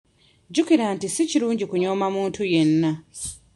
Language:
Ganda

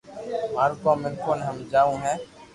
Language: Loarki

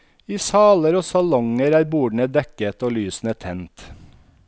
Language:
Norwegian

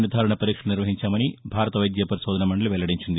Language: Telugu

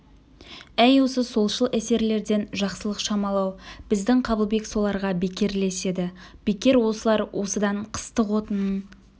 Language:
Kazakh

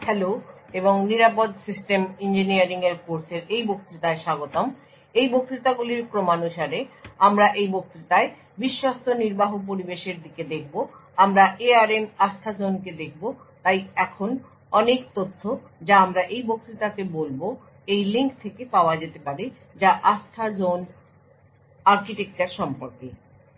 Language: Bangla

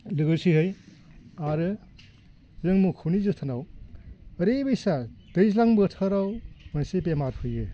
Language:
Bodo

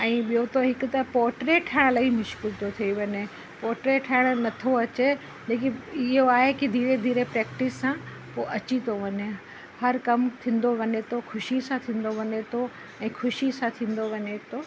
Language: Sindhi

